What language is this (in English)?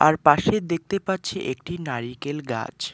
Bangla